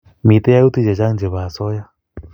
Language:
Kalenjin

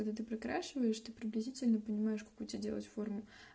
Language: Russian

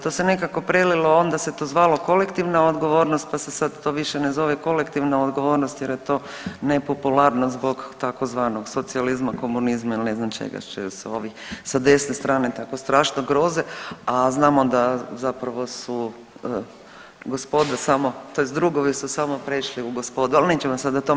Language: Croatian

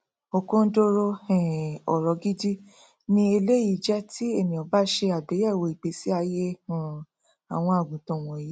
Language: Yoruba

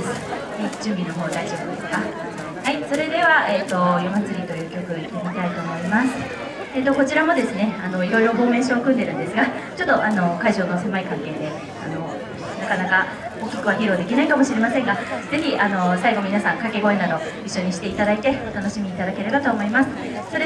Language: Japanese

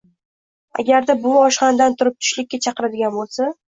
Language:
Uzbek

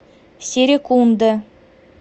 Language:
Russian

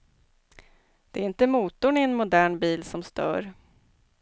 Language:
Swedish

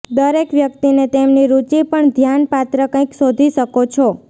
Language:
Gujarati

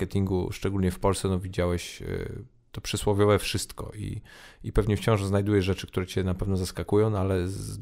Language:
Polish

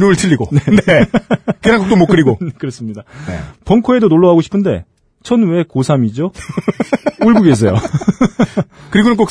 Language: Korean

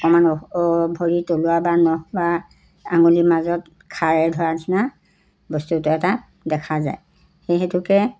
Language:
Assamese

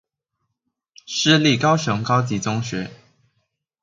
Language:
Chinese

